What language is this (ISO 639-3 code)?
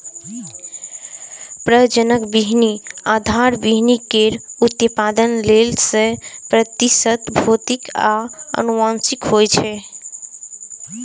mai